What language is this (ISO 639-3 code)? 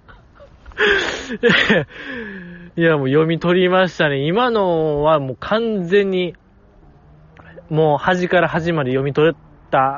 jpn